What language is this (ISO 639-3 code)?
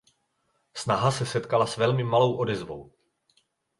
ces